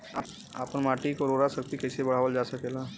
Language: Bhojpuri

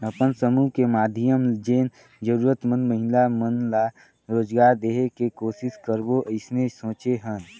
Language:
Chhattisgarhi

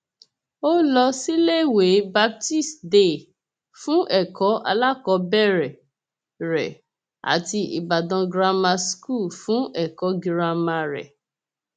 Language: Yoruba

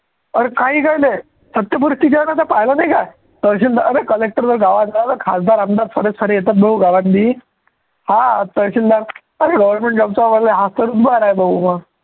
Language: Marathi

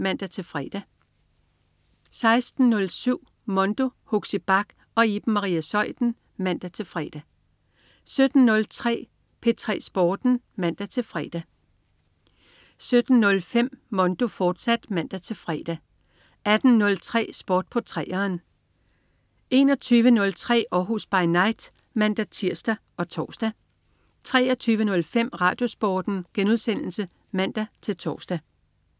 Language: Danish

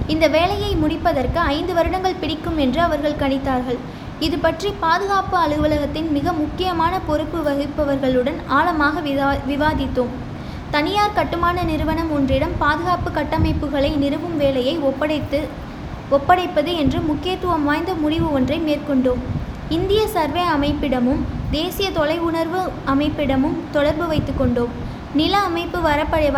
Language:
Tamil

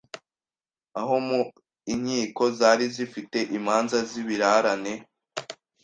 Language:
Kinyarwanda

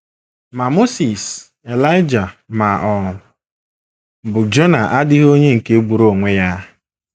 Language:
Igbo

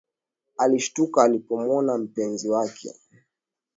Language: Swahili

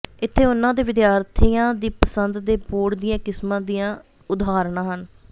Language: Punjabi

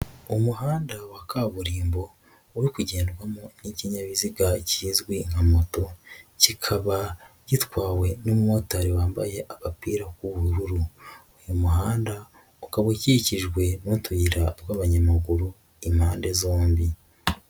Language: Kinyarwanda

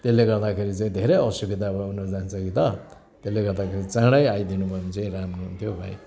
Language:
Nepali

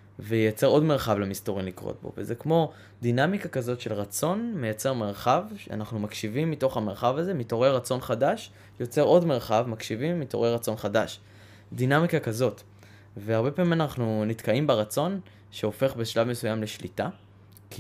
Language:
Hebrew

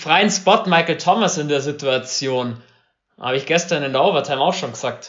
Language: German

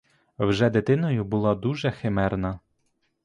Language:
Ukrainian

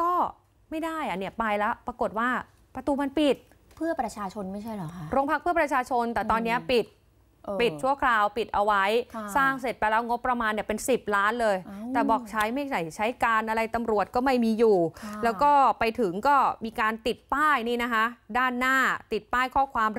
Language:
Thai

